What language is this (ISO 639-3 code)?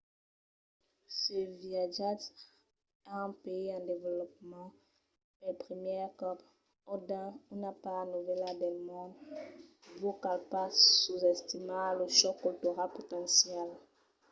oci